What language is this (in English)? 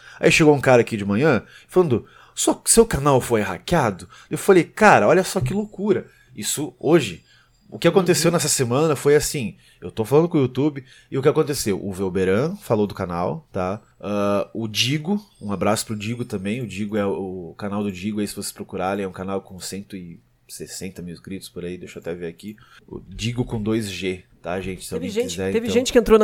Portuguese